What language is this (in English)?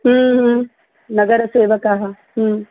Sanskrit